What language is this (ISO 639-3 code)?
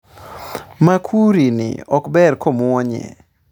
luo